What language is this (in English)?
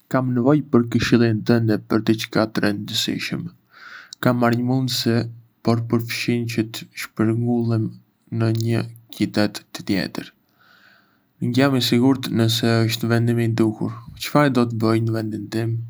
Arbëreshë Albanian